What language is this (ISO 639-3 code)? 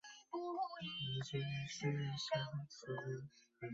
zho